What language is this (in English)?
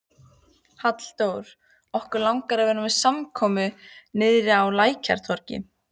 Icelandic